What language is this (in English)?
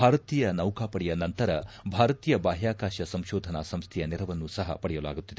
Kannada